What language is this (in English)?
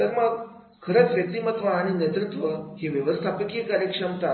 Marathi